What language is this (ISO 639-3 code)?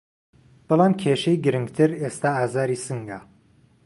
ckb